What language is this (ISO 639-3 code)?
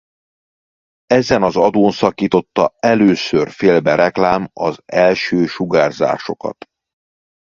hun